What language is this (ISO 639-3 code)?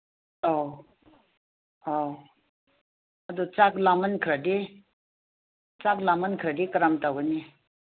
mni